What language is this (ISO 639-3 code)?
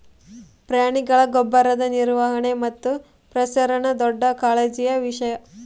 kan